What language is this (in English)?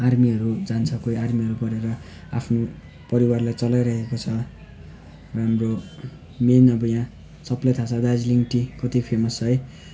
Nepali